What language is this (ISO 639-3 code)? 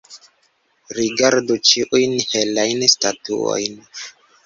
epo